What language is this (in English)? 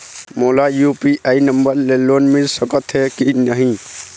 Chhattisgarhi